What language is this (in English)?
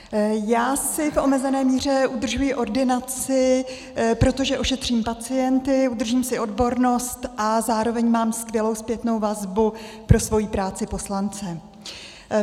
Czech